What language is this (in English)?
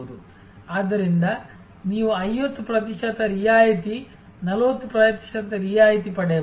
Kannada